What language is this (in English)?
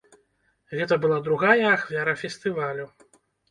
Belarusian